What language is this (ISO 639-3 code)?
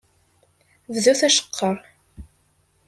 kab